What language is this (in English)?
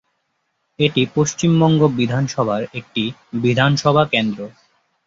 Bangla